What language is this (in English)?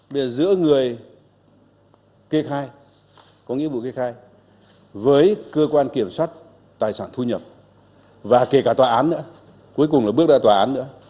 Vietnamese